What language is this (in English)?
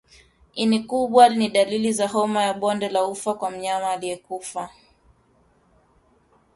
Swahili